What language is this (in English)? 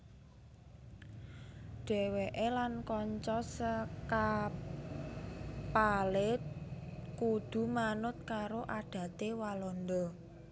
Javanese